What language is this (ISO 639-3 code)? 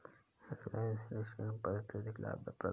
hin